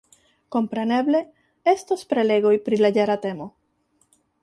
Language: Esperanto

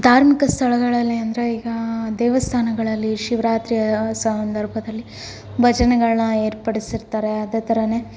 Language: Kannada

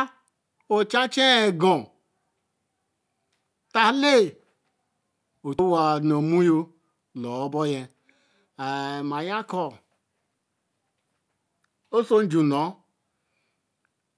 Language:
Eleme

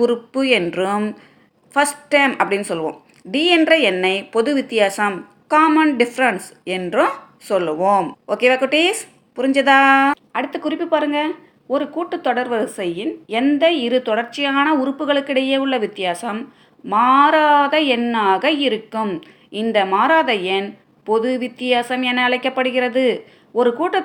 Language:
Tamil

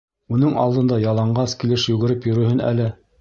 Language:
Bashkir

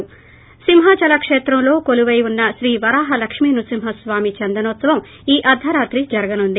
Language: Telugu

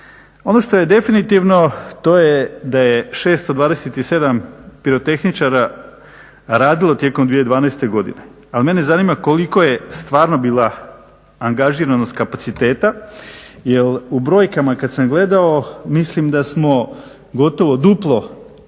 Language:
Croatian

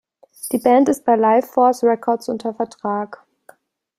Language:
German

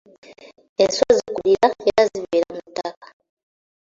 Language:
Ganda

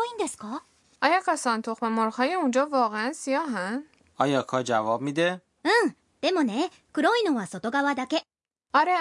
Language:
Persian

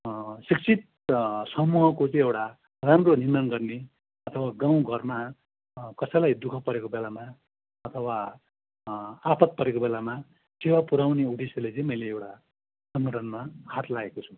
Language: Nepali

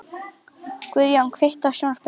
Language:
Icelandic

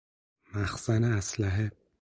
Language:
Persian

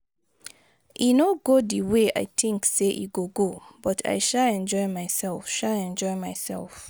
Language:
Nigerian Pidgin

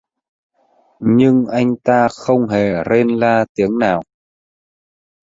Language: Vietnamese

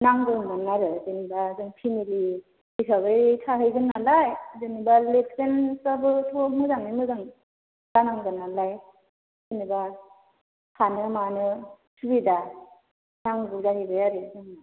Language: Bodo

